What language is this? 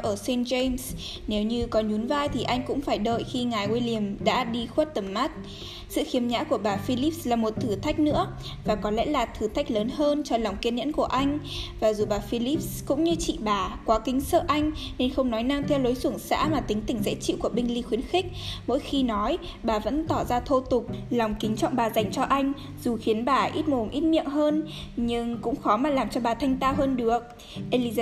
Vietnamese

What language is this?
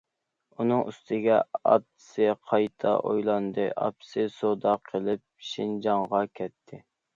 Uyghur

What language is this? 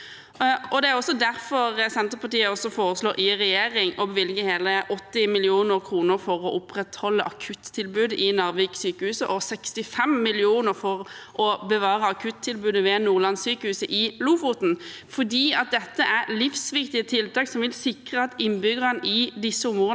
Norwegian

